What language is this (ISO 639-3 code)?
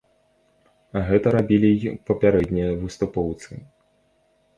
bel